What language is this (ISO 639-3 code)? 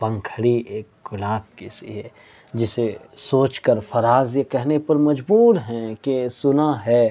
urd